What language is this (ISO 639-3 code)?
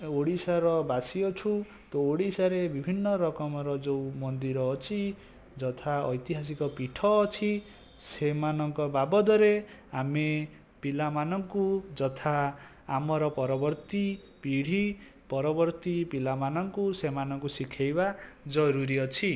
ori